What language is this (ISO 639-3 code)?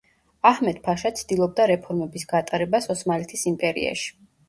kat